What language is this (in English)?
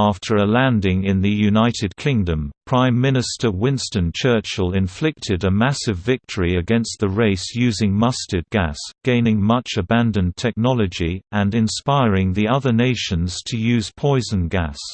English